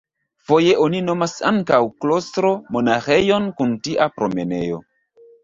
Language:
Esperanto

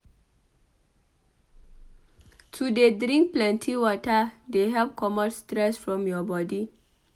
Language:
Nigerian Pidgin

